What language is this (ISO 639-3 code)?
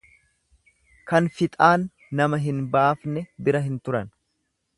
orm